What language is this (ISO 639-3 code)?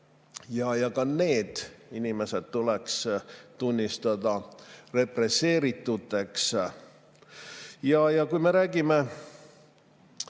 est